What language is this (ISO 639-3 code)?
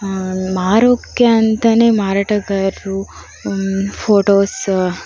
kan